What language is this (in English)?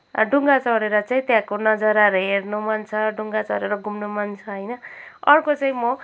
Nepali